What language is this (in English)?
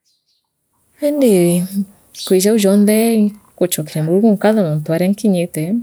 Meru